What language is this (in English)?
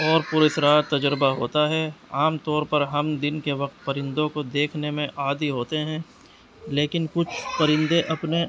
Urdu